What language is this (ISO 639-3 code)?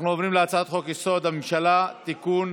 heb